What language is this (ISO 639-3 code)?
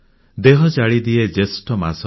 ori